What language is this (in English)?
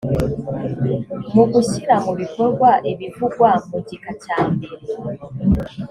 Kinyarwanda